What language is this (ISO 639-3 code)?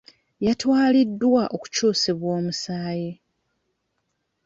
lug